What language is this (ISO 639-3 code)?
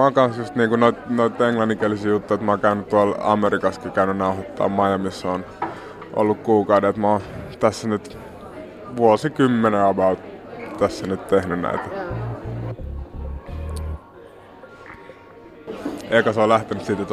fin